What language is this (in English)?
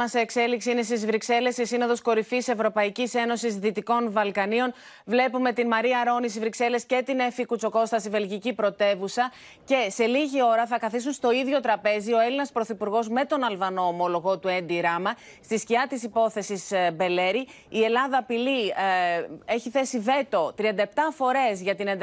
Greek